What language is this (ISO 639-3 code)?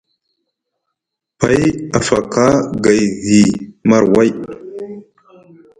mug